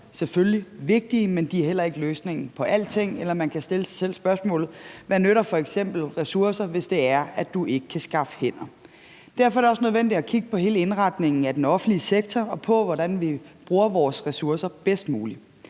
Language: Danish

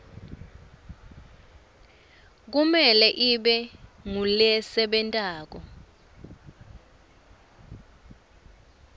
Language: Swati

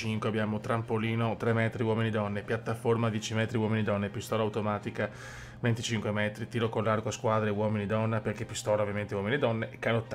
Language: Italian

